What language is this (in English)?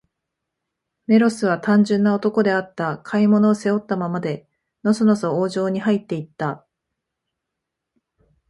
Japanese